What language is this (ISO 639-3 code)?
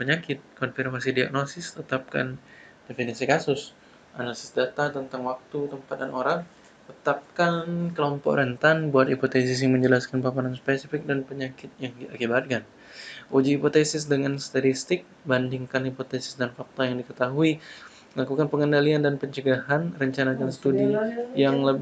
ind